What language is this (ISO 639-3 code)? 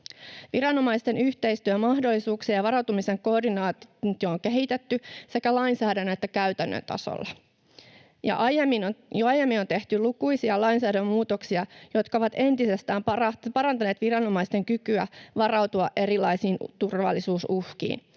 fin